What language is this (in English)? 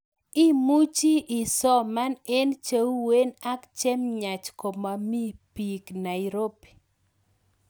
Kalenjin